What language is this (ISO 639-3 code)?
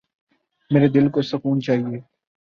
urd